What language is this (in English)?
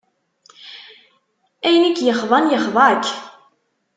Kabyle